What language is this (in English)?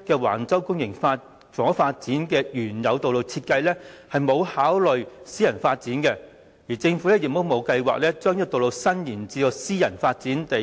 Cantonese